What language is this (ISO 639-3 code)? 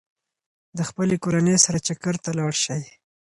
pus